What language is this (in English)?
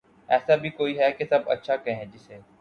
Urdu